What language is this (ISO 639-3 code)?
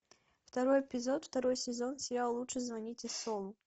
rus